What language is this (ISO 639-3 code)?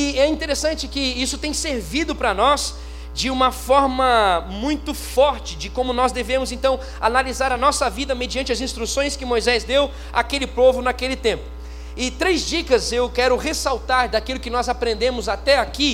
por